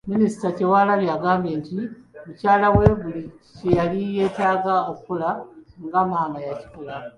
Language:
Ganda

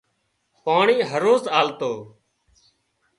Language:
Wadiyara Koli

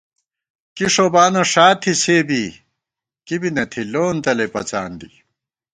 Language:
Gawar-Bati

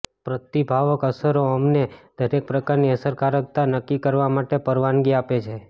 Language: Gujarati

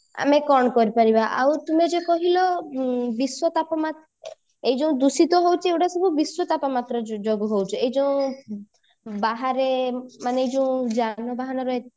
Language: Odia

